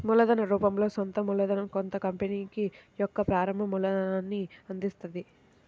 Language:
Telugu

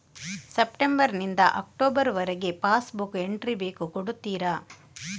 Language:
Kannada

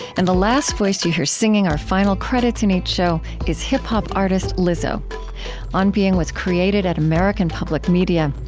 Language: English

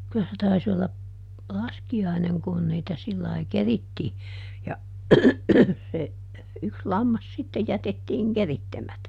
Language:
Finnish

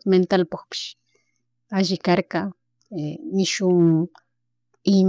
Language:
Chimborazo Highland Quichua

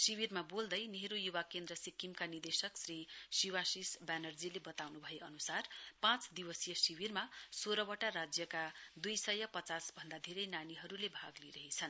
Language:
Nepali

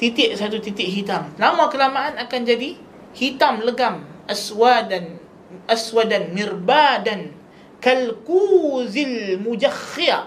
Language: Malay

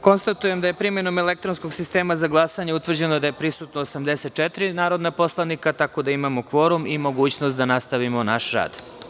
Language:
Serbian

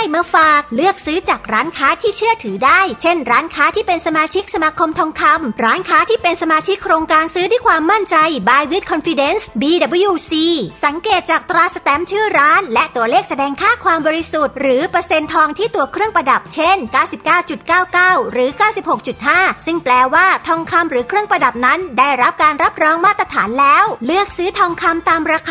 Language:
Thai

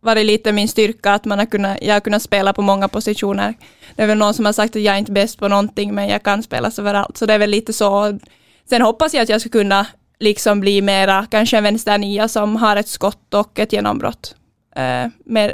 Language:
Swedish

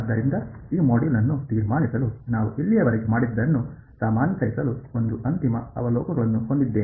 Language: Kannada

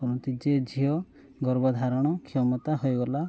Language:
Odia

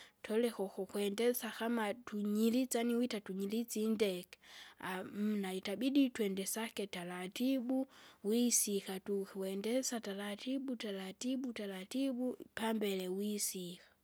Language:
Kinga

